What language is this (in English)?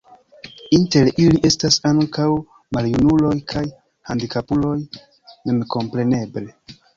Esperanto